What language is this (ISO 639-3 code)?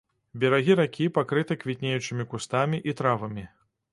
bel